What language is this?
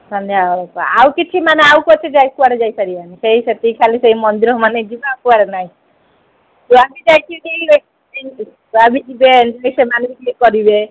Odia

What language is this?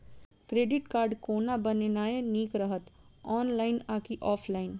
Maithili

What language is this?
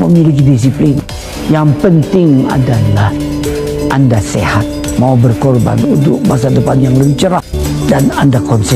Malay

